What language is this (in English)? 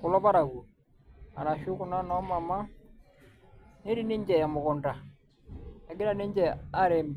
Masai